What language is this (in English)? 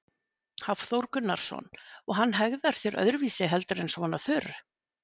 Icelandic